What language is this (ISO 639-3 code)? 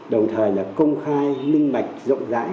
vie